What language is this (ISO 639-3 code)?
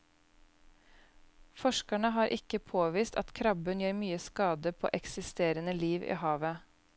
nor